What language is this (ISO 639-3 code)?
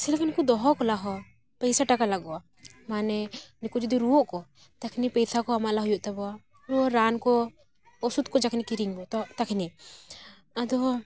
sat